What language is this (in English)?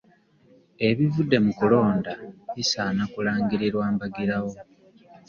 Ganda